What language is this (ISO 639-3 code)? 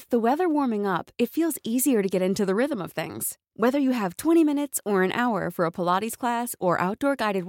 fil